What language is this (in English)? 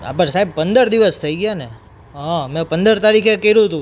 Gujarati